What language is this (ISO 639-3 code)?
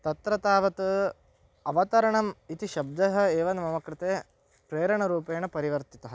san